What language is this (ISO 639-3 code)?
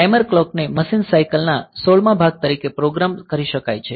guj